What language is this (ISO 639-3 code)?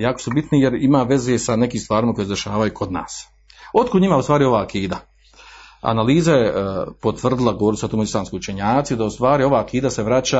hrv